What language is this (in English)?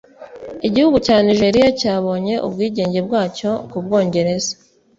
Kinyarwanda